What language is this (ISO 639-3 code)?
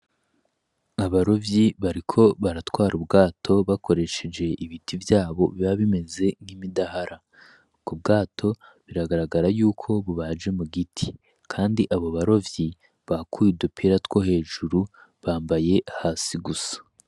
run